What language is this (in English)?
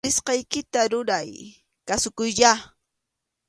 Arequipa-La Unión Quechua